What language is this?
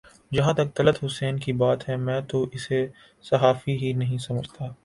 Urdu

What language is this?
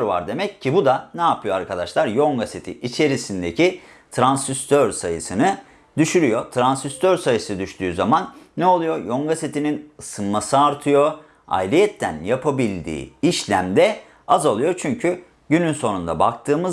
Turkish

